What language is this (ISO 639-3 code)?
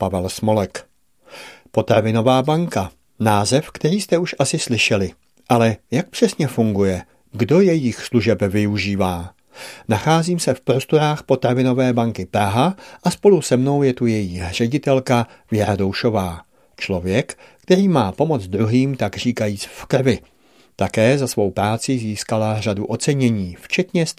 ces